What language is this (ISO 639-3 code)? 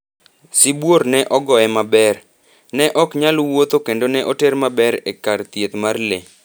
luo